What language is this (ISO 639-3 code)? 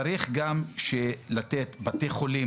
heb